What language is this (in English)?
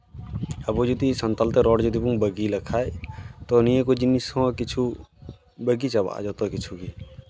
Santali